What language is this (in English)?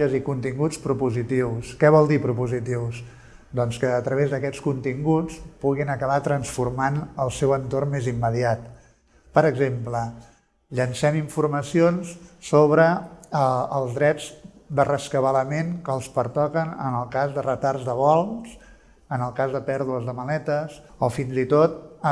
Catalan